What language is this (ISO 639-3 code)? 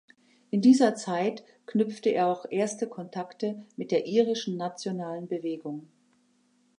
deu